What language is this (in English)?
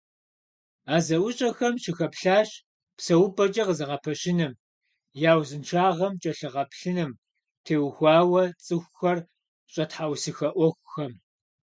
Kabardian